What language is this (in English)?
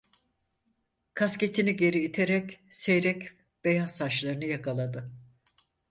Turkish